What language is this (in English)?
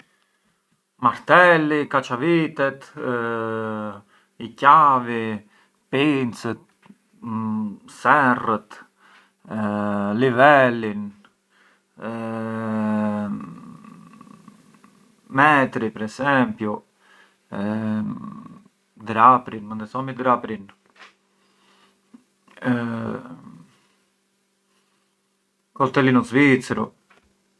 Arbëreshë Albanian